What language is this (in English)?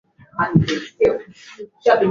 Swahili